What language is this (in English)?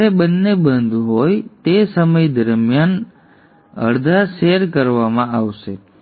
Gujarati